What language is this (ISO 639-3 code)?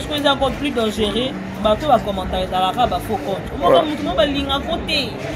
fra